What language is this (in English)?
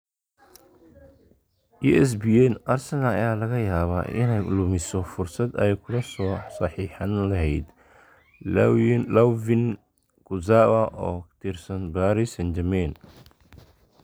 Somali